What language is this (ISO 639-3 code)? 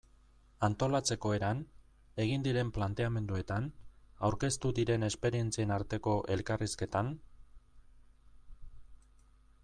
eus